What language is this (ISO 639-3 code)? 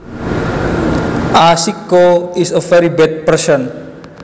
jav